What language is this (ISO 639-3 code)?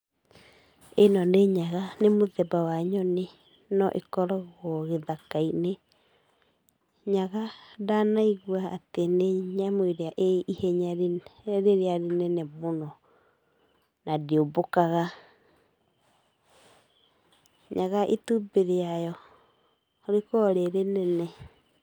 kik